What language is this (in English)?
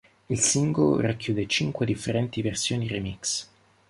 Italian